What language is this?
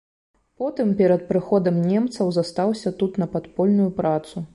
Belarusian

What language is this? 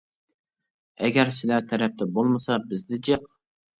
Uyghur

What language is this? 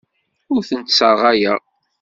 Kabyle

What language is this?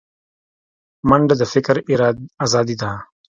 Pashto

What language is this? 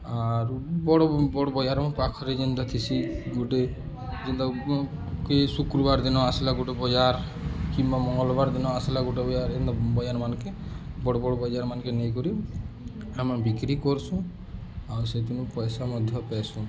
Odia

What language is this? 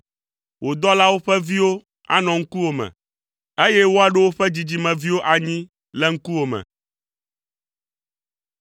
Ewe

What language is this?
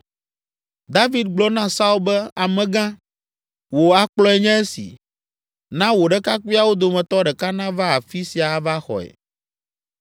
Ewe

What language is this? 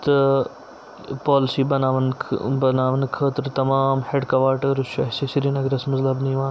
Kashmiri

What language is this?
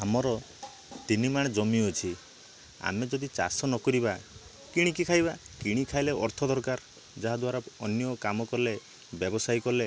Odia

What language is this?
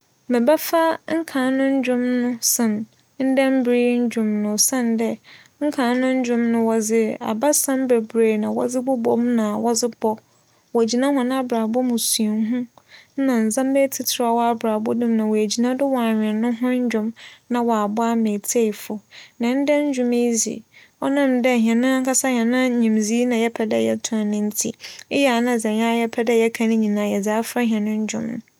Akan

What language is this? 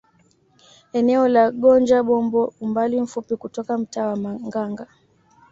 Swahili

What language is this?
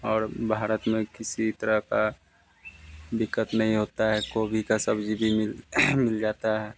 Hindi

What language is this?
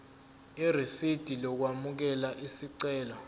Zulu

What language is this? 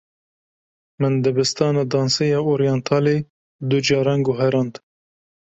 Kurdish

